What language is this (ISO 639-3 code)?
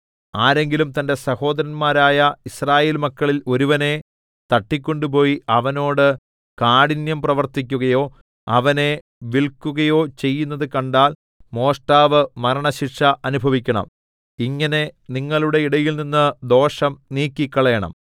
mal